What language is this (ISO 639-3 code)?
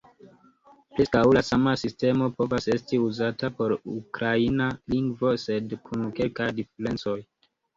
epo